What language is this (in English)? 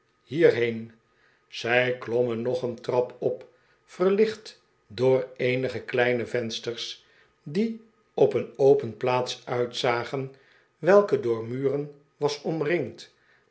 Dutch